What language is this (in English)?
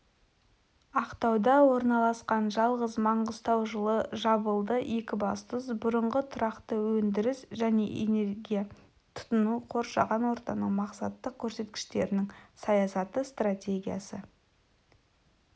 Kazakh